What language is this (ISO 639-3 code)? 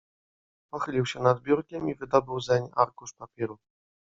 pol